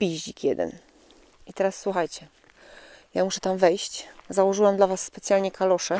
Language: Polish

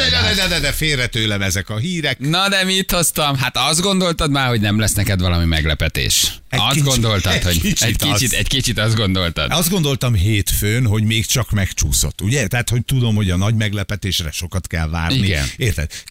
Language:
Hungarian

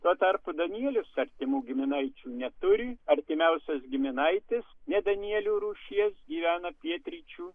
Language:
Lithuanian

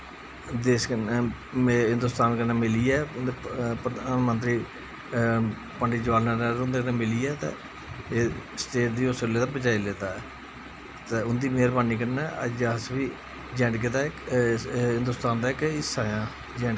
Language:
Dogri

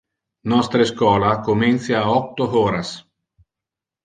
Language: Interlingua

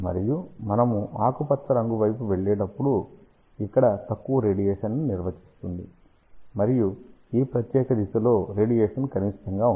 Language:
Telugu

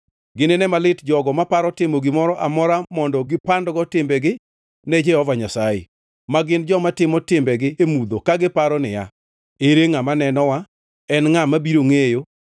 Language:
Luo (Kenya and Tanzania)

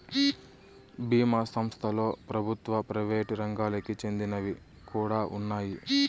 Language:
Telugu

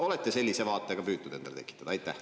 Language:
Estonian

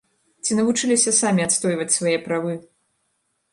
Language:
Belarusian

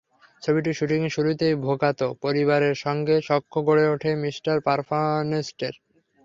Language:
Bangla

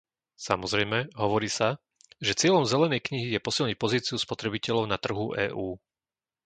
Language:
Slovak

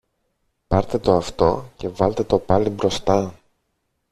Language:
Greek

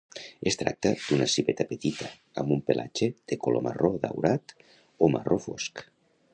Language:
Catalan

